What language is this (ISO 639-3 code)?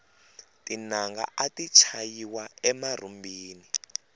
tso